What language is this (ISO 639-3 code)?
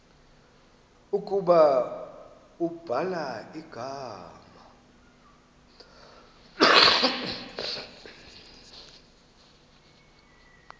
xho